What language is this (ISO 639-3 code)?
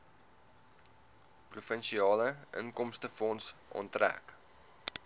afr